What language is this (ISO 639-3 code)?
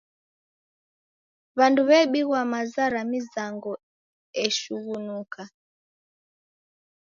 dav